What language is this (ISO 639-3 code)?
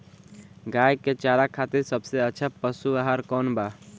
bho